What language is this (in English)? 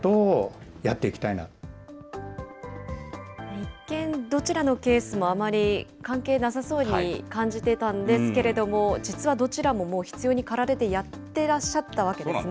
Japanese